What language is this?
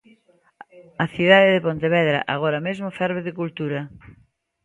Galician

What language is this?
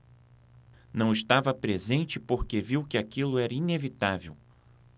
Portuguese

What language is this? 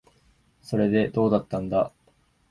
Japanese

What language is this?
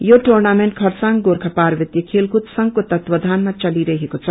Nepali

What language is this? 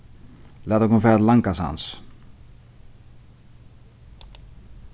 Faroese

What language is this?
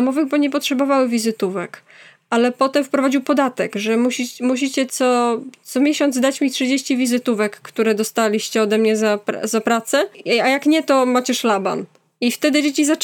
Polish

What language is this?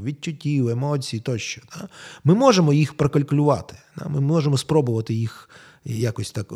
Ukrainian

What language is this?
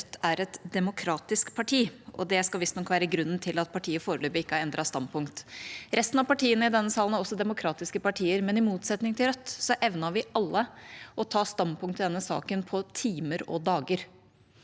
Norwegian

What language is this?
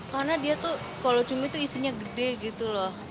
Indonesian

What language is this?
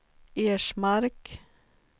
Swedish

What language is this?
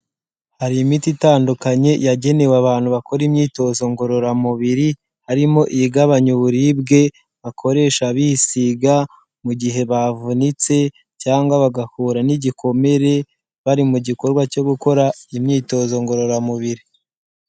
Kinyarwanda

